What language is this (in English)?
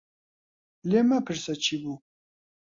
Central Kurdish